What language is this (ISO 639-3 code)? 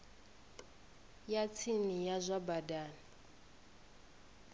ven